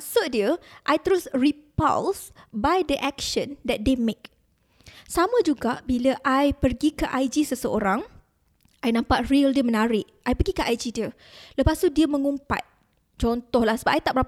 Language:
Malay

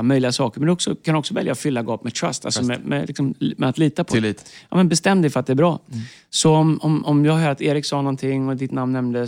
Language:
Swedish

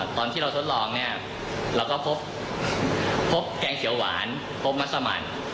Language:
Thai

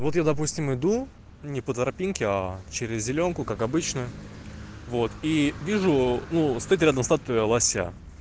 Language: Russian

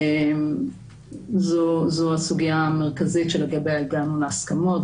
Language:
Hebrew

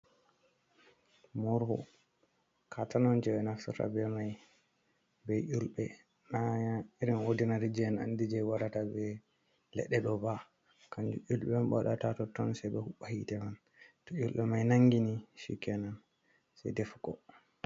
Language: Fula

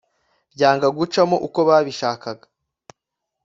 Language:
Kinyarwanda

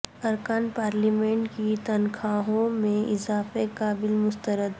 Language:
Urdu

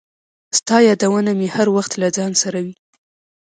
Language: Pashto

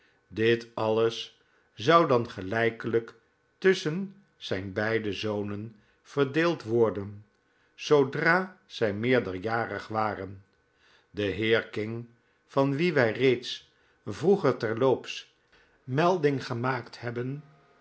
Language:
Dutch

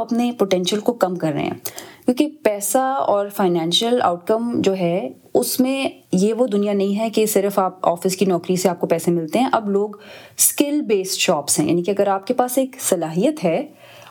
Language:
Urdu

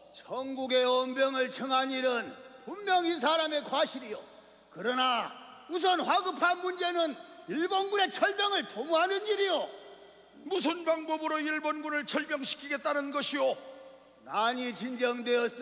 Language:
Korean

